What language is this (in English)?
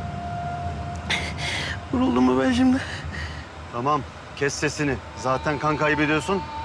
Turkish